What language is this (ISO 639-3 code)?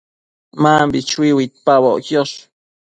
mcf